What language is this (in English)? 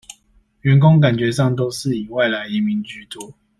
Chinese